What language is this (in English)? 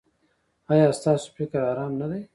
Pashto